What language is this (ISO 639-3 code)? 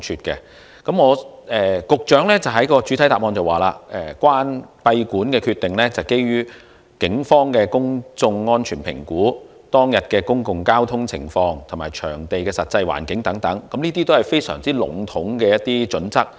yue